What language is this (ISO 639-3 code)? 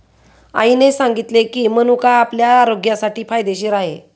mar